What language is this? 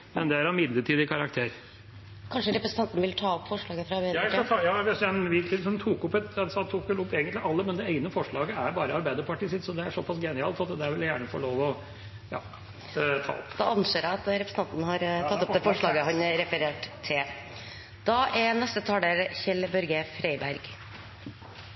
Norwegian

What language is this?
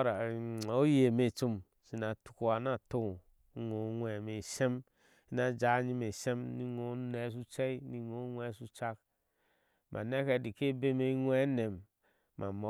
Ashe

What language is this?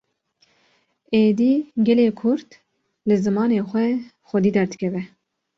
Kurdish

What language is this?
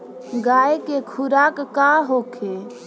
Bhojpuri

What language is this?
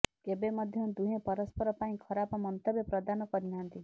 Odia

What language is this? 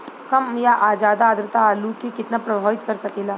Bhojpuri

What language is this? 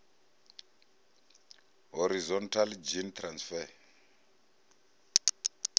Venda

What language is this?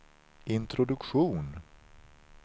Swedish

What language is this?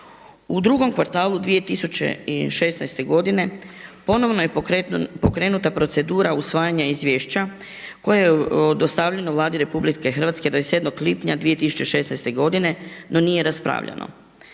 Croatian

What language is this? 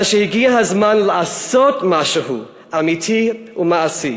Hebrew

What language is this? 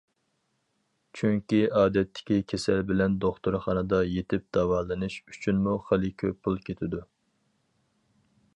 Uyghur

